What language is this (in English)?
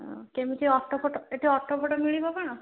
Odia